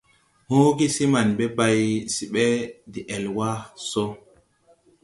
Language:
Tupuri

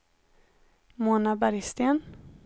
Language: Swedish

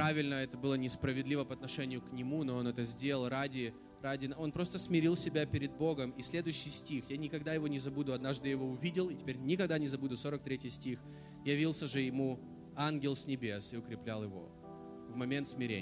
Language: Russian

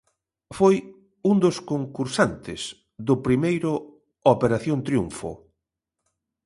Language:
Galician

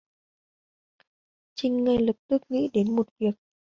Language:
Vietnamese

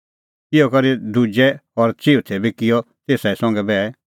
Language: Kullu Pahari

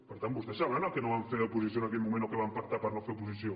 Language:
Catalan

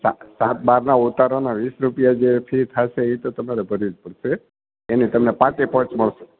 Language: Gujarati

